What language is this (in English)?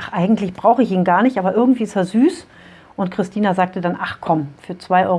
German